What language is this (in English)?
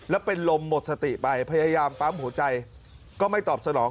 Thai